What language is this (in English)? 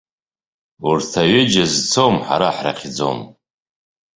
Abkhazian